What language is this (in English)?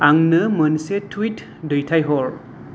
Bodo